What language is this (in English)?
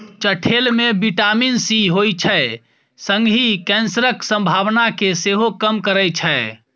Maithili